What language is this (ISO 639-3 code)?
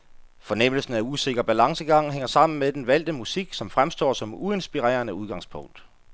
dan